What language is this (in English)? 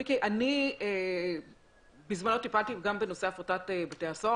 Hebrew